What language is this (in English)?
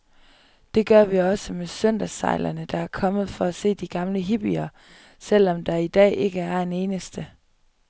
Danish